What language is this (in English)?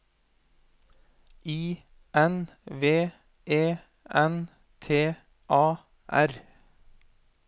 Norwegian